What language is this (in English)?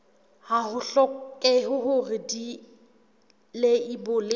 Southern Sotho